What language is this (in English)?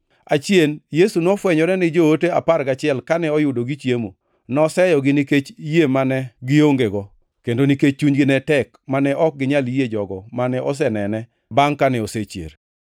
Luo (Kenya and Tanzania)